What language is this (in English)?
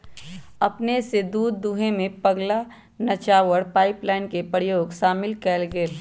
Magahi